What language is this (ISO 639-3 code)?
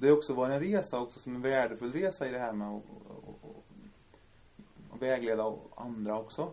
swe